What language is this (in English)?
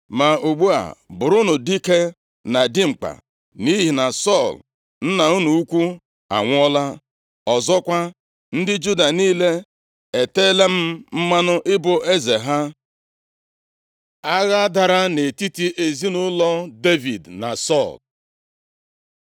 Igbo